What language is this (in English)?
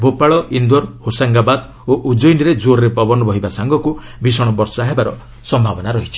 Odia